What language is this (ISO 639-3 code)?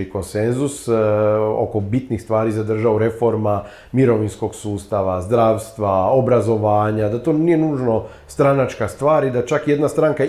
hrv